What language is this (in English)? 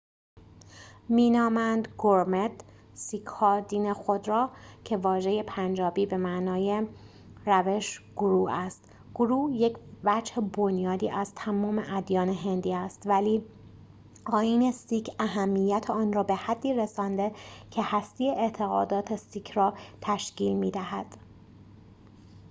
Persian